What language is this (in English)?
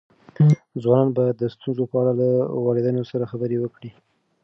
Pashto